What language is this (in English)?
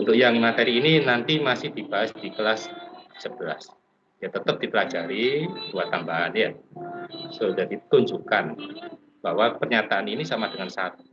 Indonesian